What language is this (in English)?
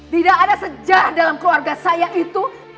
Indonesian